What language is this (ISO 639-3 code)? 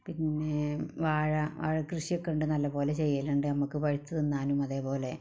mal